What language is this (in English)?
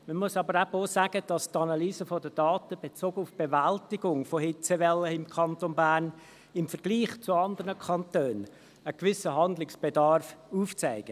Swiss German